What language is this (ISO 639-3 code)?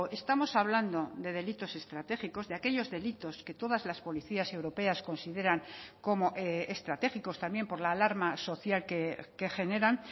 spa